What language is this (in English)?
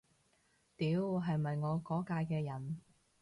Cantonese